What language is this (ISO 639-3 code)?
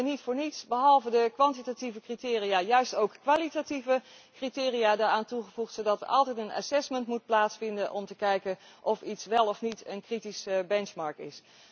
nld